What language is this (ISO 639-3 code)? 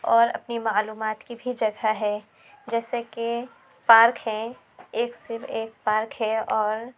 urd